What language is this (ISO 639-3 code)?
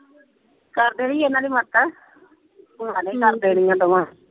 pan